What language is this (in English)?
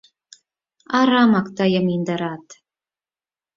Mari